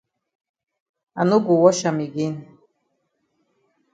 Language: Cameroon Pidgin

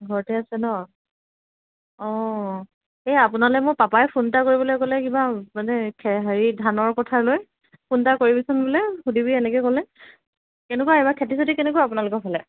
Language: Assamese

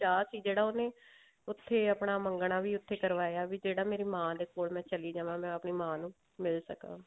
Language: Punjabi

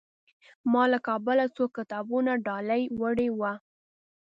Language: Pashto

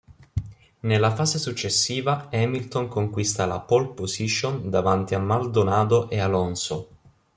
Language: Italian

